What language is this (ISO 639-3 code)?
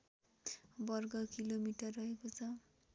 nep